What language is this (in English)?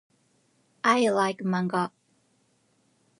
Japanese